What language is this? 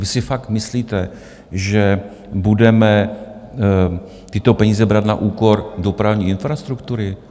Czech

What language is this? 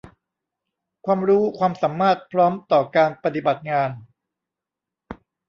Thai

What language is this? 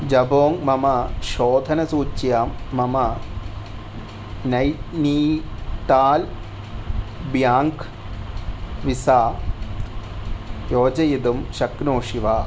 Sanskrit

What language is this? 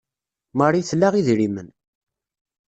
Kabyle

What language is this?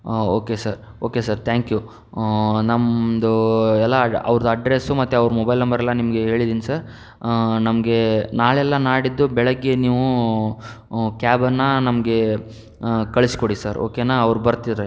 Kannada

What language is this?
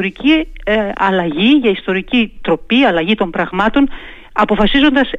Greek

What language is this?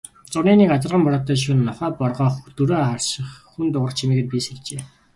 Mongolian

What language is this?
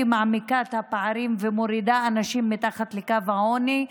Hebrew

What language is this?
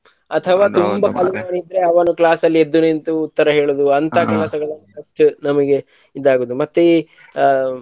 Kannada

